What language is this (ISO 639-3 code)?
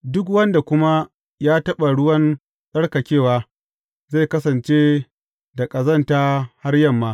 hau